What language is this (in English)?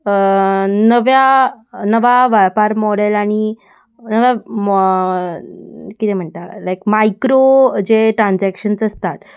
Konkani